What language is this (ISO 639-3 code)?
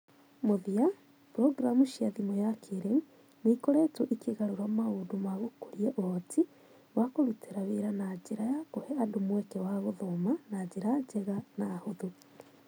kik